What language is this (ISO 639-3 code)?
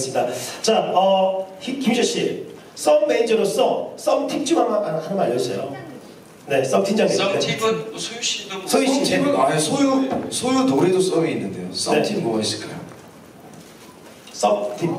kor